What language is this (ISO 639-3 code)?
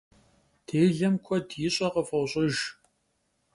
kbd